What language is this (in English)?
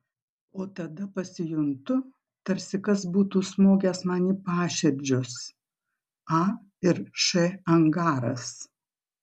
Lithuanian